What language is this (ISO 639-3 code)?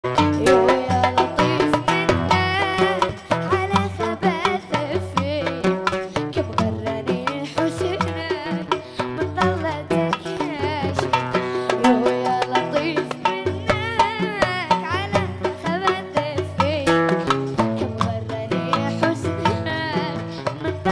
ara